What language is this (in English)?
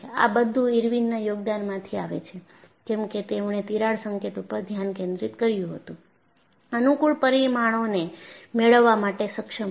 Gujarati